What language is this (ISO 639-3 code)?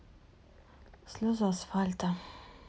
rus